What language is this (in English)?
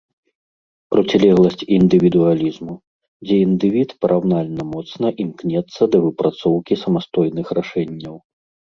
Belarusian